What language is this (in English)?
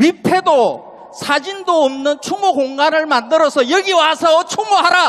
Korean